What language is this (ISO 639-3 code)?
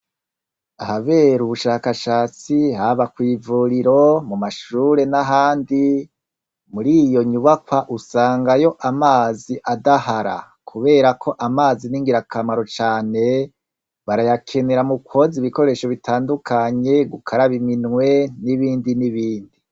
run